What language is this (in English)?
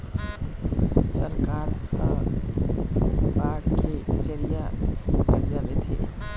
Chhattisgarhi